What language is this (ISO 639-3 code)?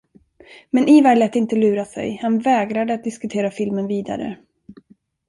swe